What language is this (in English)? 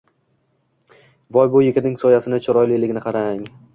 Uzbek